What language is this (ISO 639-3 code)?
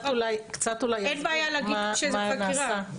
heb